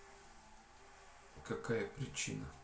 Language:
Russian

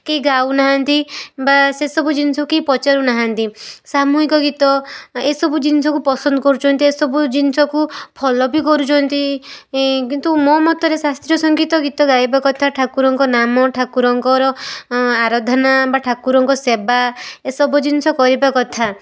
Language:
Odia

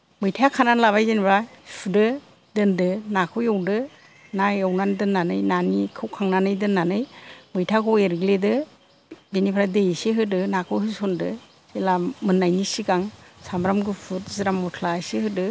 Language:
Bodo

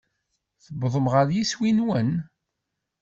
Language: Kabyle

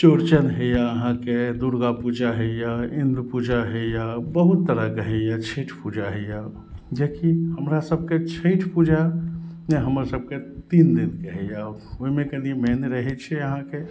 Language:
Maithili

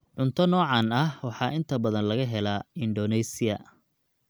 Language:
Somali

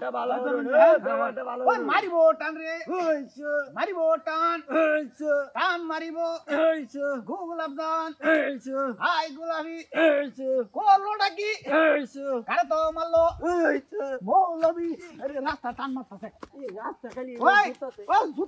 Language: Arabic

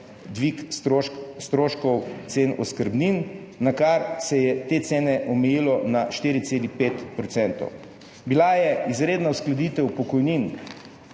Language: Slovenian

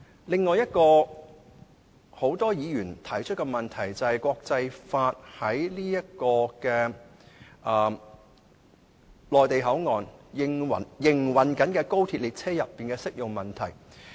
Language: Cantonese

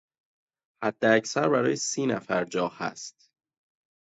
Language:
Persian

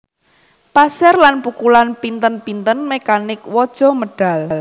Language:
Javanese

